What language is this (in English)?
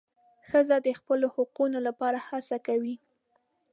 Pashto